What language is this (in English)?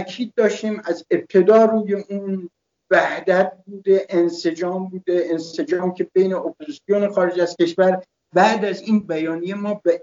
Persian